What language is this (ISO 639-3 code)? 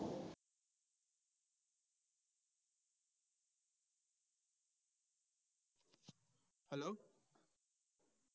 asm